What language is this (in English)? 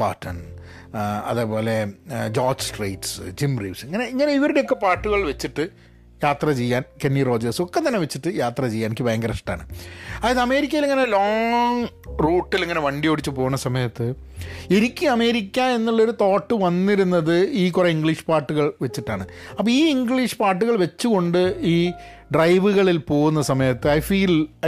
Malayalam